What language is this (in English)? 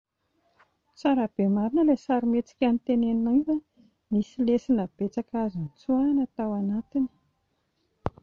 Malagasy